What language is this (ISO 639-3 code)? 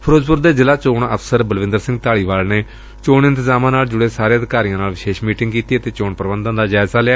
pan